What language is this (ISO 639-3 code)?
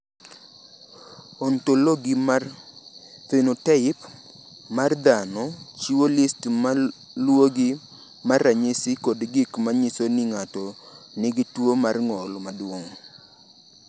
luo